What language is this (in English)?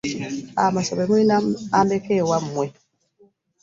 Ganda